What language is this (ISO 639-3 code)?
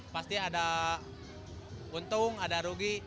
ind